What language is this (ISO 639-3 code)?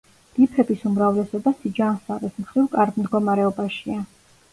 kat